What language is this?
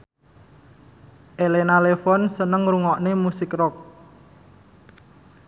Javanese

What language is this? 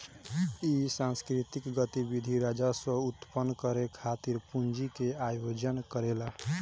Bhojpuri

